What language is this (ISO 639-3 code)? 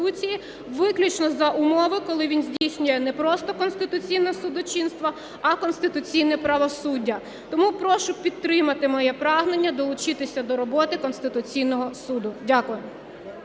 ukr